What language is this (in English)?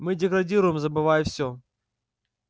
Russian